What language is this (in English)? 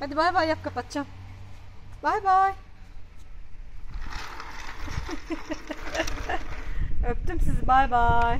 Turkish